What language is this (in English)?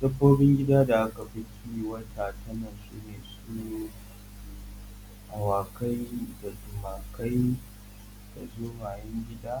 Hausa